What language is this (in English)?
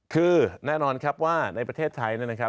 Thai